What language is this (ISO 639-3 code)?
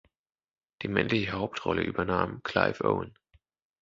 deu